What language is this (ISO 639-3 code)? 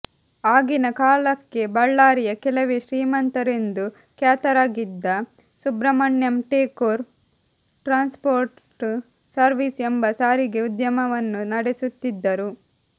kan